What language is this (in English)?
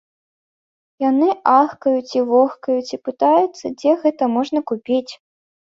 Belarusian